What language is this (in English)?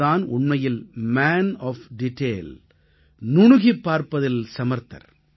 Tamil